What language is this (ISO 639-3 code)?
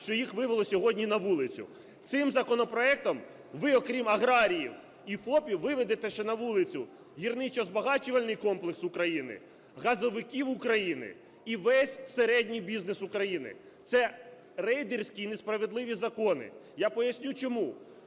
ukr